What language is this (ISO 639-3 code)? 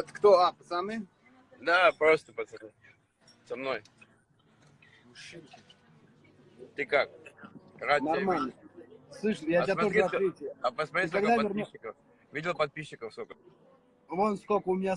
rus